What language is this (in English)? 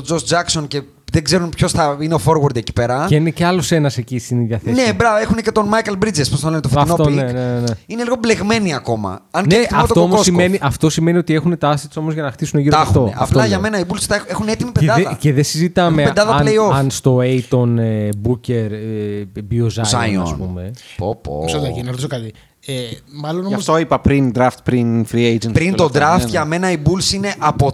Greek